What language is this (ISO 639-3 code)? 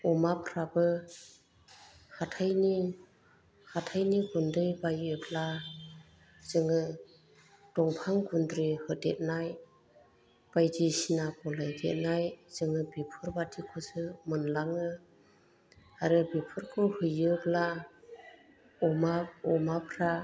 brx